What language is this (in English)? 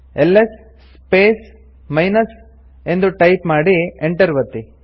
Kannada